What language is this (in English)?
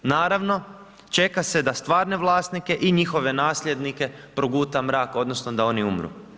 Croatian